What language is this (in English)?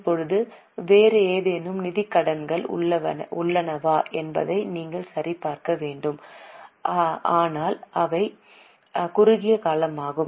Tamil